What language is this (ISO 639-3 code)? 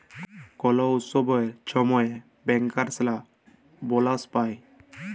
ben